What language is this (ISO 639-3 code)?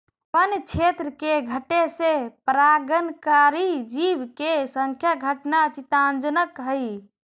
mag